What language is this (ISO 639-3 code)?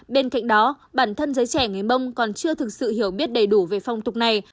vie